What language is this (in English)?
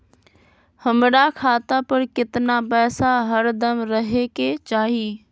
Magahi